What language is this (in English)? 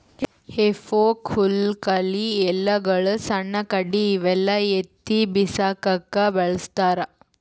Kannada